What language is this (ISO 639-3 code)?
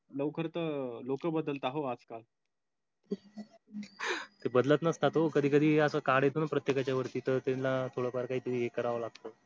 mar